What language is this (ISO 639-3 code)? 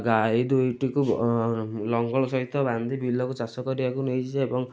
ori